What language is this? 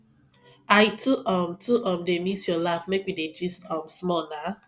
Nigerian Pidgin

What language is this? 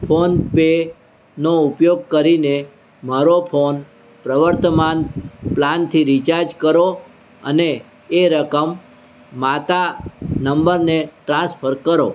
Gujarati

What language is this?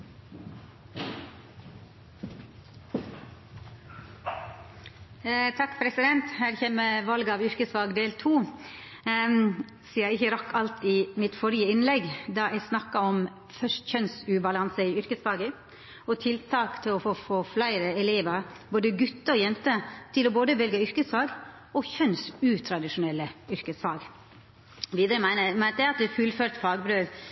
Norwegian Nynorsk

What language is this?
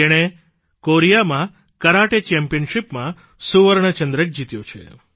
Gujarati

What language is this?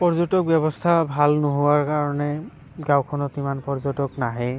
Assamese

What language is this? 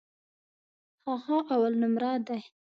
Pashto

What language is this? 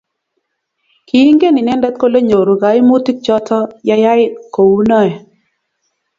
Kalenjin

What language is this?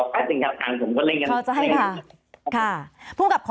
Thai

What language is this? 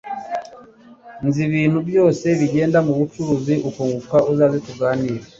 Kinyarwanda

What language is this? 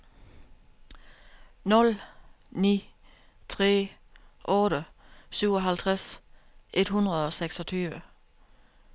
Danish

